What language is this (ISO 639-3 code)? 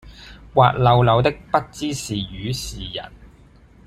yue